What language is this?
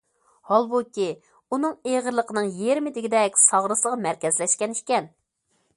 Uyghur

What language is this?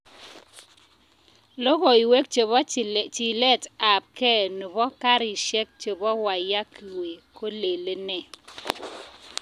Kalenjin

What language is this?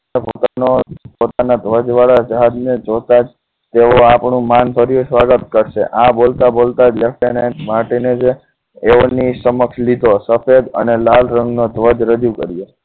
Gujarati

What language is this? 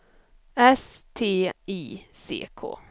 Swedish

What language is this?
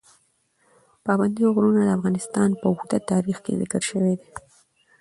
Pashto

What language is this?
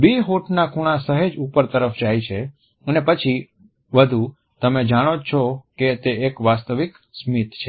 Gujarati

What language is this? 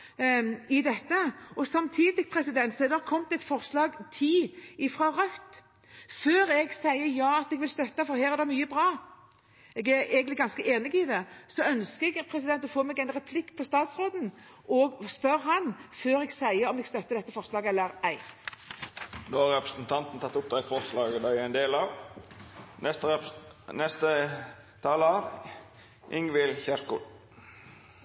Norwegian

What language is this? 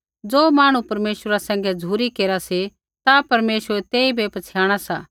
Kullu Pahari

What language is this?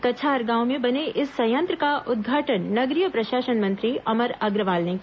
Hindi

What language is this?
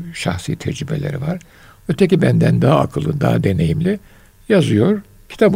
Turkish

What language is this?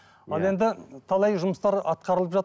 Kazakh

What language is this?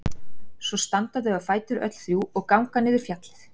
Icelandic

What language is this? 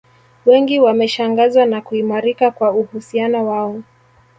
Swahili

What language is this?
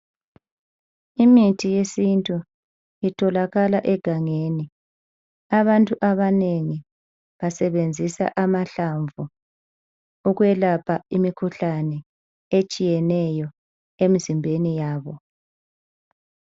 North Ndebele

